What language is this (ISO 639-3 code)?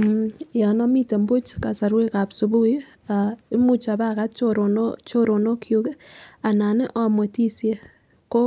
kln